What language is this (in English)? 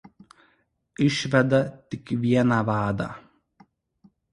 Lithuanian